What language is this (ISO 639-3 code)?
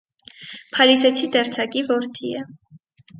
hye